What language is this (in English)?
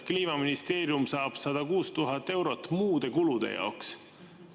Estonian